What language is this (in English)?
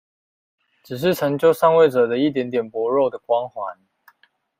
Chinese